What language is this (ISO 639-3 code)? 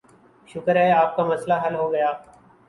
urd